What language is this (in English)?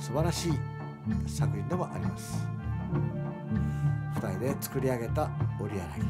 Japanese